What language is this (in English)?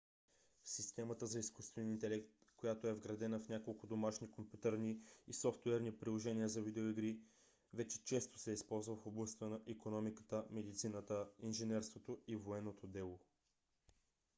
Bulgarian